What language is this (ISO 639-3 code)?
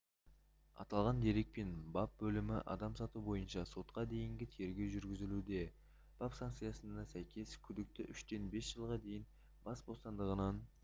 kaz